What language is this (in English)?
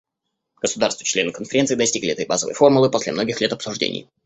Russian